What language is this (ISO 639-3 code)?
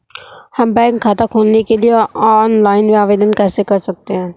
hin